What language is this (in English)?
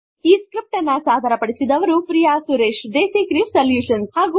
Kannada